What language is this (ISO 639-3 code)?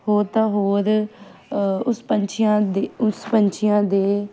pan